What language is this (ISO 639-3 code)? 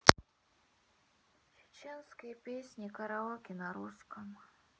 rus